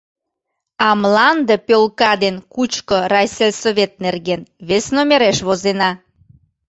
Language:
Mari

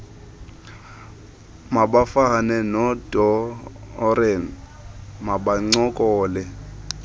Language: Xhosa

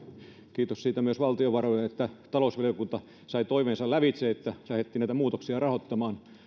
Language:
Finnish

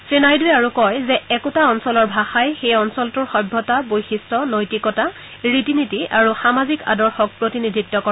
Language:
Assamese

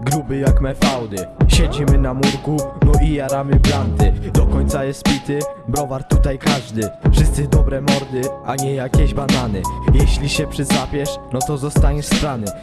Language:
Polish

